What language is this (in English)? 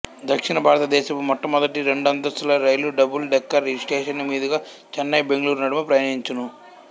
Telugu